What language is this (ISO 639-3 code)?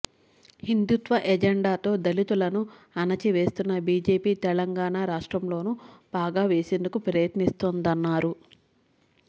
tel